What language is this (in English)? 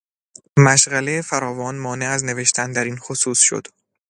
Persian